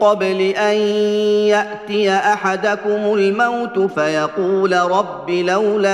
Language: Arabic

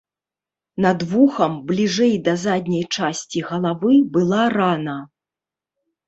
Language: Belarusian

